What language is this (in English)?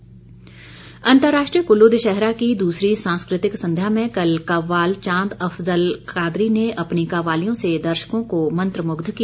Hindi